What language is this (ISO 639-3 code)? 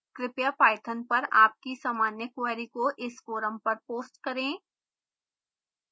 hin